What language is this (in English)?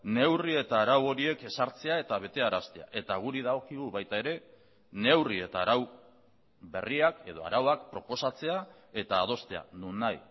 Basque